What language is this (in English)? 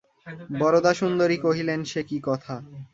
Bangla